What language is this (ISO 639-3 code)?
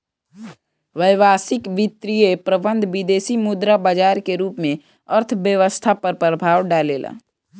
bho